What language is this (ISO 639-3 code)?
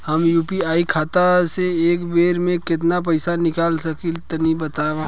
bho